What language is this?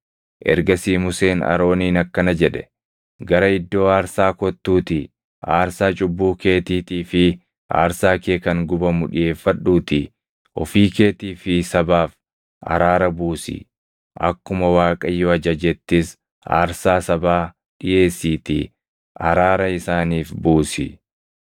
Oromo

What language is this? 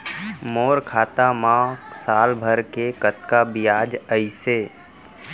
Chhattisgarhi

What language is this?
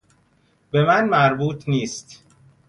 Persian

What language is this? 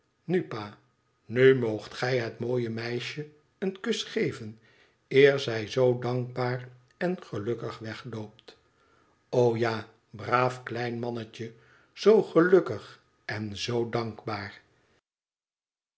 Dutch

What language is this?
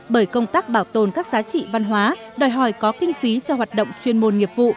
Vietnamese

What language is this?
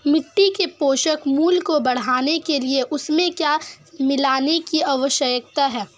Hindi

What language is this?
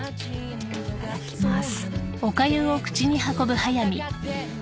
Japanese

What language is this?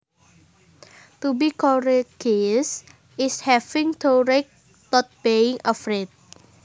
Javanese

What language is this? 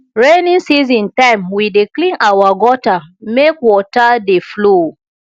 Nigerian Pidgin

